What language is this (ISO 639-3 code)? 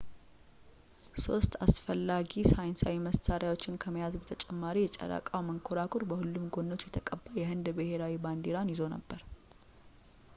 amh